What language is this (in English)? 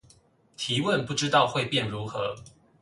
Chinese